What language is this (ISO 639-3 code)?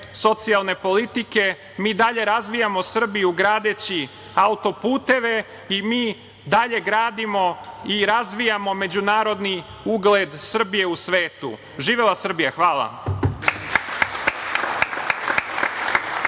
srp